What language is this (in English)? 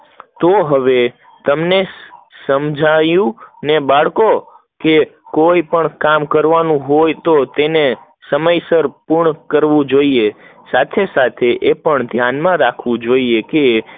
Gujarati